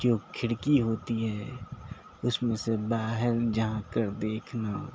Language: Urdu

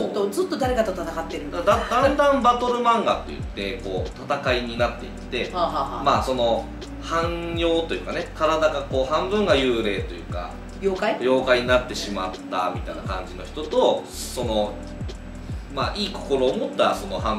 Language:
Japanese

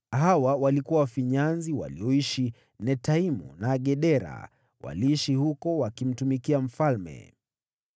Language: Swahili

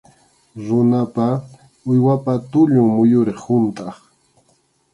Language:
Arequipa-La Unión Quechua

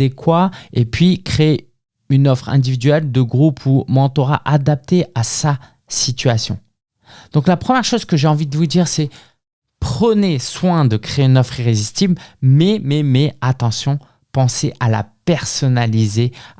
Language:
French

